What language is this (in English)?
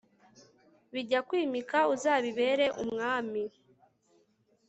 Kinyarwanda